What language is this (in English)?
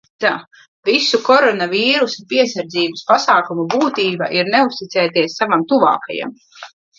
Latvian